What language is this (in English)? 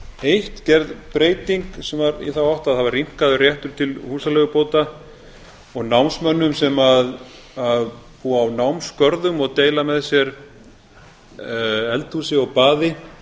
Icelandic